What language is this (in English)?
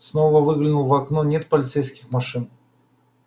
Russian